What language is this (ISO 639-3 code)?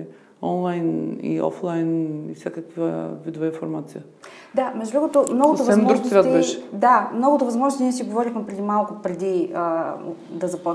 bul